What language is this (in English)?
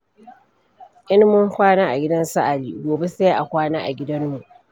Hausa